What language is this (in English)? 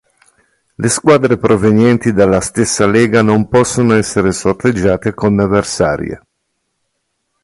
Italian